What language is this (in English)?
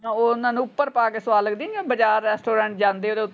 Punjabi